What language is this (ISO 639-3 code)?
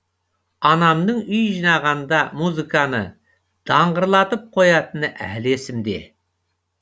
kaz